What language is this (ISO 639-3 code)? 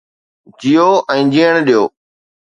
snd